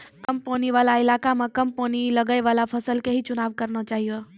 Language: Maithili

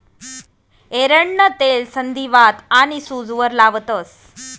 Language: Marathi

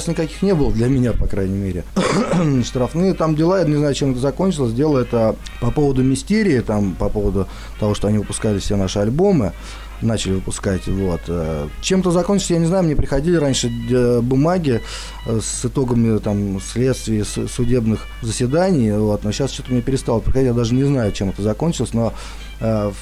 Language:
Russian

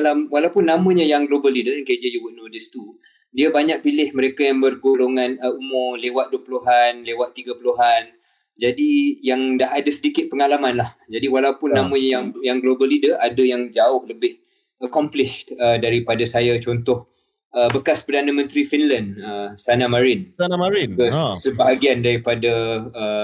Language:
Malay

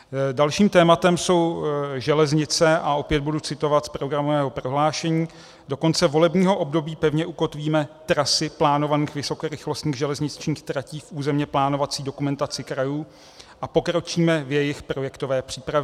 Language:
Czech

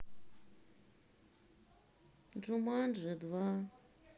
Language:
Russian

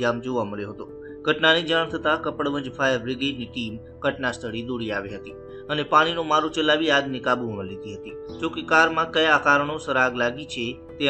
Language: Romanian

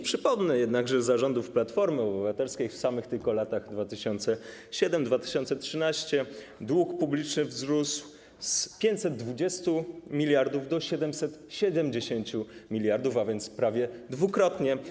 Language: Polish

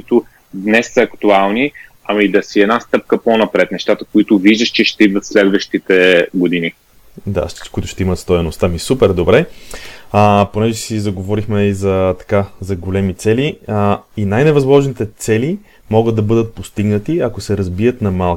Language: Bulgarian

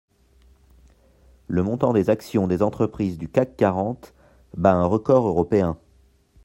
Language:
French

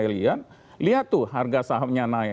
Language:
Indonesian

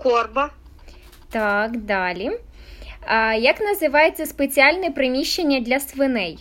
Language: Ukrainian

